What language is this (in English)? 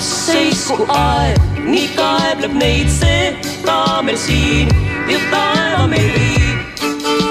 Polish